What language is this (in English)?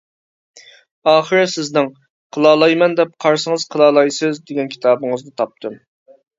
Uyghur